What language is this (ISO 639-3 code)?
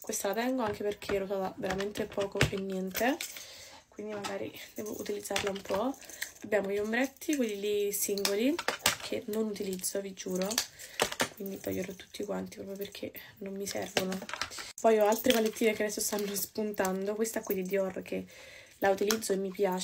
ita